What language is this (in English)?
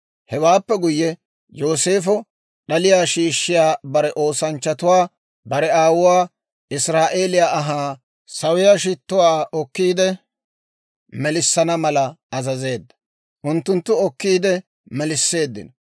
Dawro